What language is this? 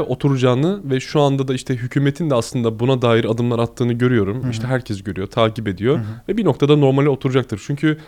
Turkish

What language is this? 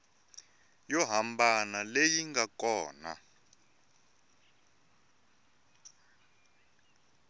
Tsonga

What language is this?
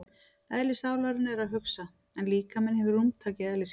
Icelandic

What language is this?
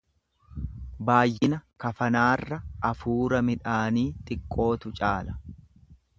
Oromo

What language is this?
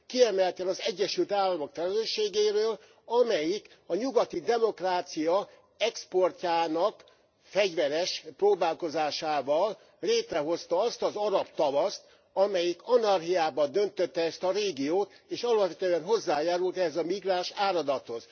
Hungarian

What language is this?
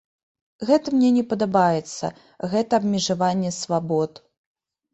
Belarusian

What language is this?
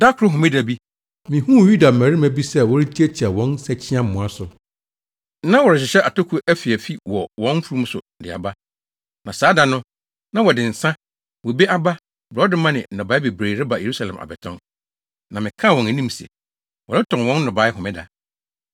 Akan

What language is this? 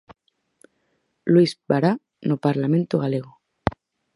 Galician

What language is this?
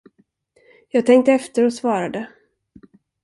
Swedish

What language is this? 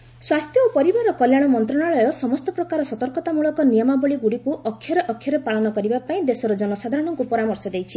Odia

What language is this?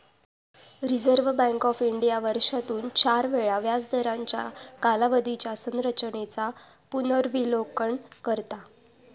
Marathi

